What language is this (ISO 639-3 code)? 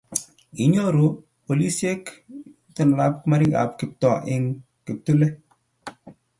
kln